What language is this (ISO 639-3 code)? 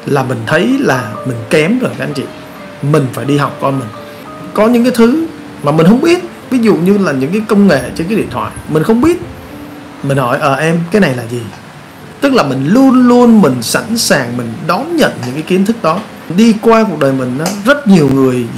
vie